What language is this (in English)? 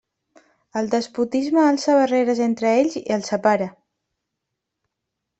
Catalan